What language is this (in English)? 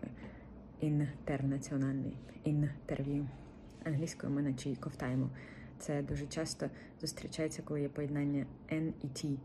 Ukrainian